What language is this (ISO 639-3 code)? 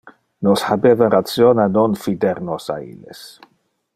ina